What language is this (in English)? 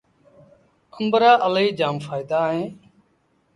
Sindhi Bhil